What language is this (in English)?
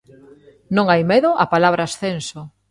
Galician